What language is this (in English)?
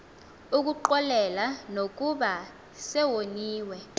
Xhosa